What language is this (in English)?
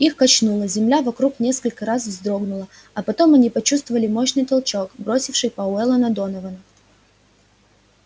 Russian